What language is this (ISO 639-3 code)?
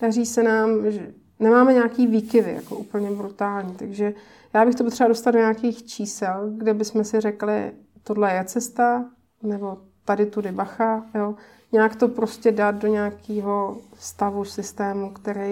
ces